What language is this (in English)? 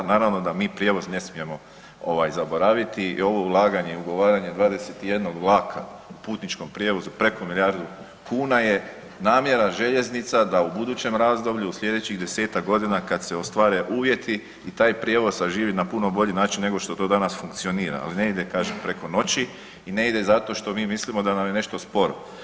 Croatian